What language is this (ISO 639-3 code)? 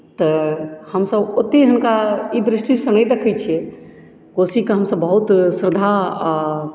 mai